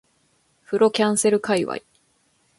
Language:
Japanese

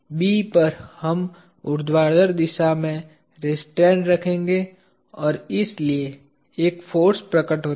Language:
Hindi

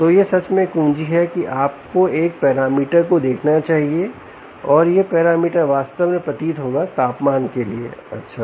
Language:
Hindi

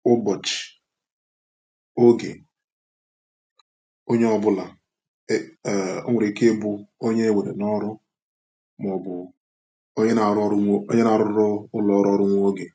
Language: Igbo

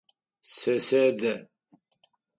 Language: Adyghe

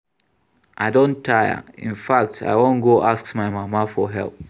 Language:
Nigerian Pidgin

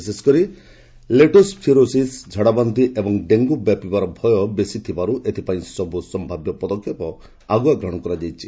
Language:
Odia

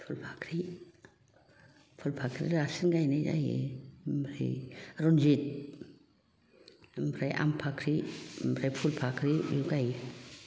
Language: Bodo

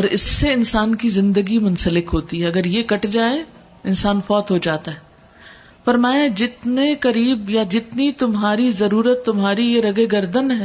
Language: Urdu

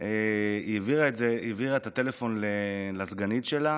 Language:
Hebrew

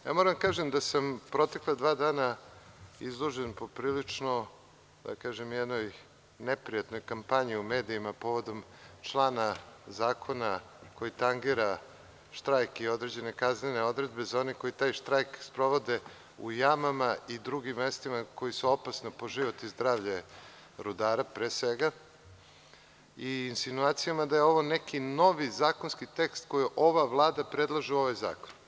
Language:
Serbian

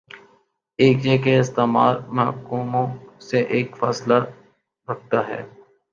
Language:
Urdu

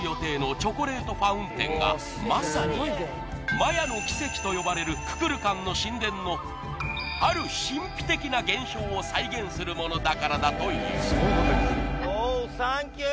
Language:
Japanese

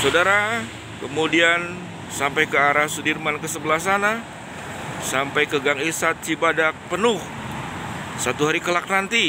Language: Indonesian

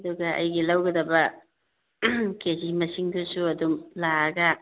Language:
Manipuri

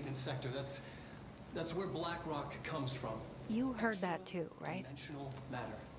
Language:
Japanese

